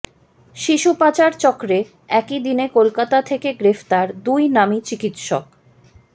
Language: Bangla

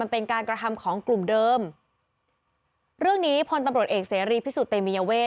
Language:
Thai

